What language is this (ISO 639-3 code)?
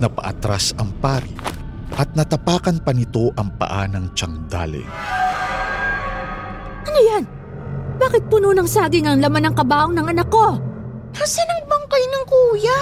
fil